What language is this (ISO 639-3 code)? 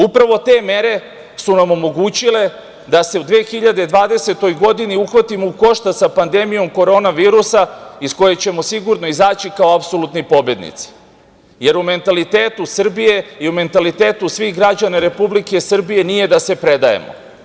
srp